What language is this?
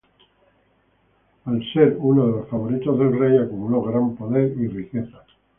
Spanish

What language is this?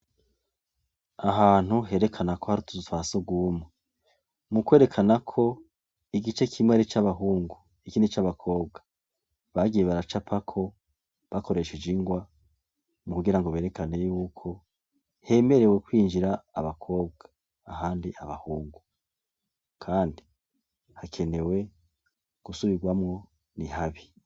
Rundi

